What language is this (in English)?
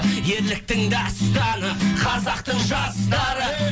Kazakh